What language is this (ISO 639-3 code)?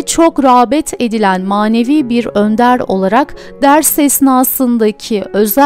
tur